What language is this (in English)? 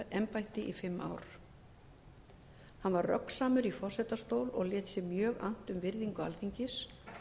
Icelandic